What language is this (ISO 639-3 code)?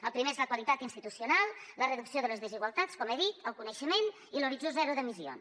cat